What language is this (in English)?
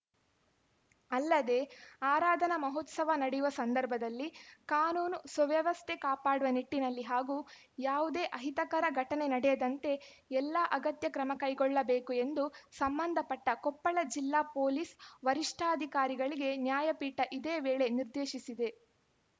Kannada